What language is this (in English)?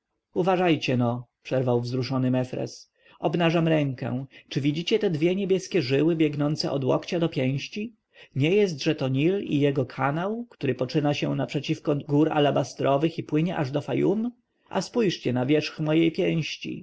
Polish